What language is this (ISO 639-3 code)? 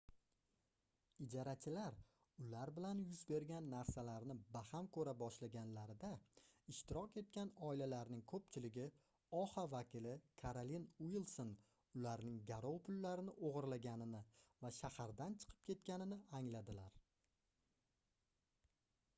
uzb